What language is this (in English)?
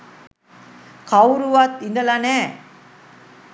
Sinhala